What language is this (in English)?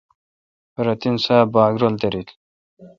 Kalkoti